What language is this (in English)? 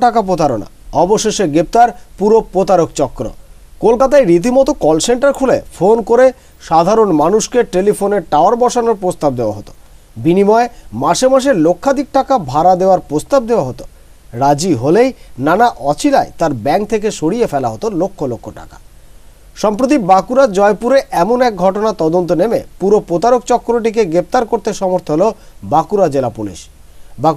Hindi